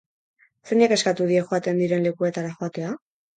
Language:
Basque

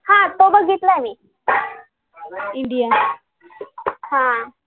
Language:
Marathi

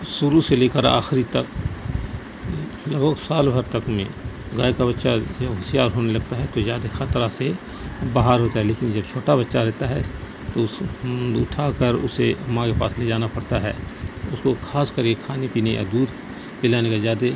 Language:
Urdu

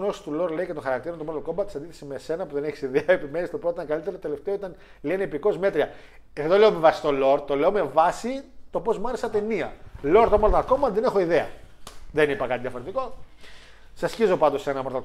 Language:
Greek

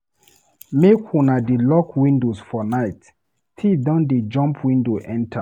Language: Nigerian Pidgin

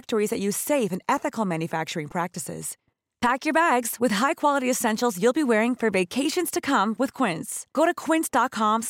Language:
Filipino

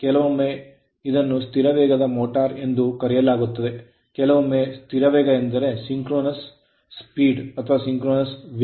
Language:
Kannada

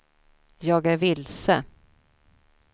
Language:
Swedish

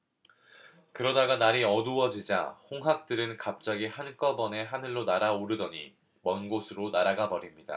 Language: Korean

